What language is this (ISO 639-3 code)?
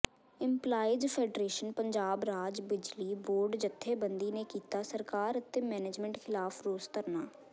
pan